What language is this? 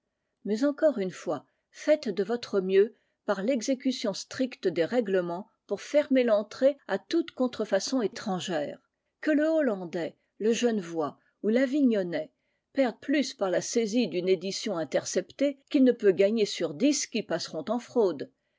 French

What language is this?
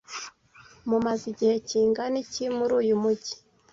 Kinyarwanda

